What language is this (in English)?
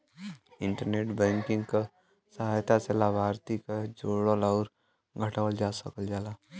Bhojpuri